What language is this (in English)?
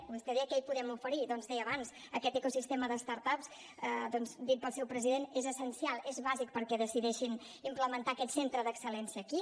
Catalan